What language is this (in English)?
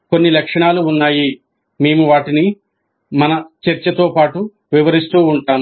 Telugu